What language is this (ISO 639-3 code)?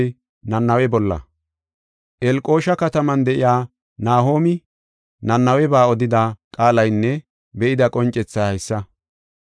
gof